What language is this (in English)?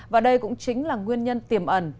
Vietnamese